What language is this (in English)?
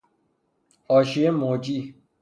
Persian